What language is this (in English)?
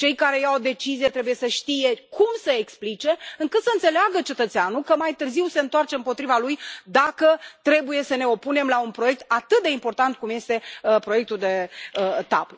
Romanian